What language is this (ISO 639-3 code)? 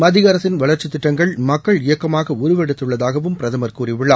tam